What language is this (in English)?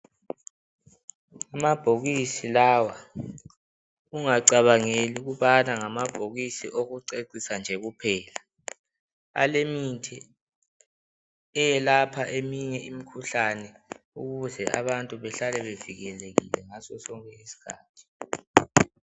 North Ndebele